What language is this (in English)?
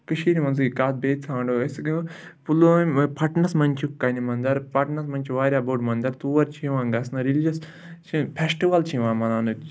Kashmiri